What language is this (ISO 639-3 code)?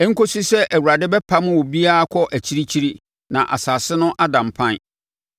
aka